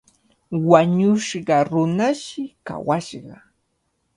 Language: Cajatambo North Lima Quechua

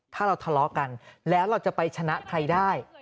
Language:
Thai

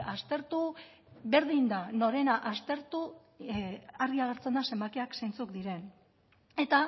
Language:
Basque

